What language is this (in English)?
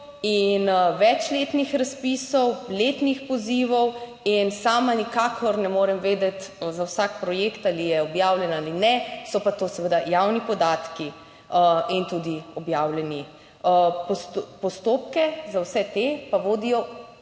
Slovenian